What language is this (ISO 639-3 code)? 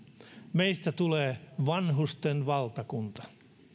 fin